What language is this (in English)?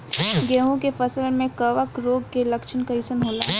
Bhojpuri